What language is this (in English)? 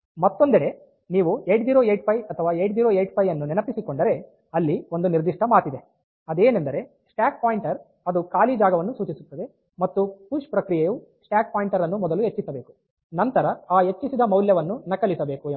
Kannada